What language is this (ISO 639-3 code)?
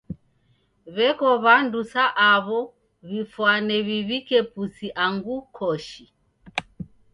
dav